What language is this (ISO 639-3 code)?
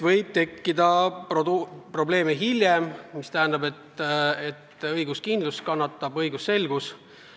est